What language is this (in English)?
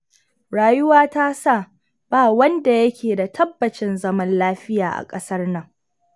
Hausa